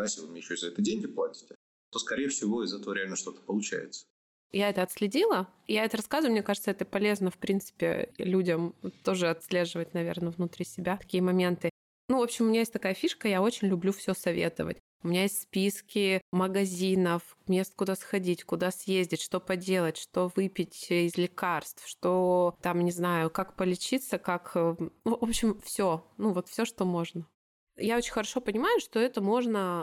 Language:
Russian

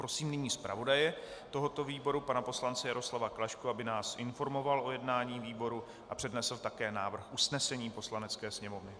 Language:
Czech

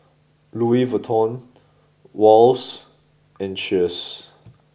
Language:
English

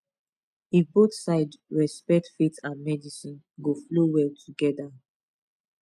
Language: Nigerian Pidgin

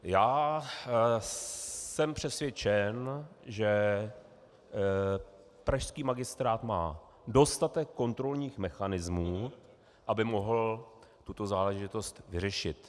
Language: Czech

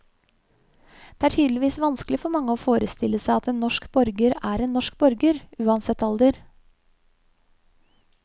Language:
Norwegian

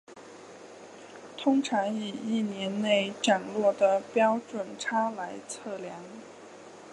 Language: Chinese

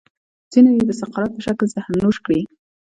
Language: Pashto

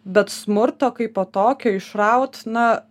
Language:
Lithuanian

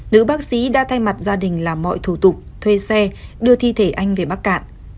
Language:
Vietnamese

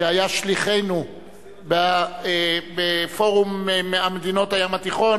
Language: Hebrew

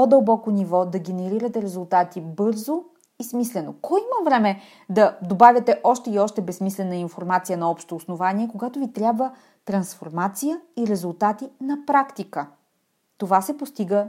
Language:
Bulgarian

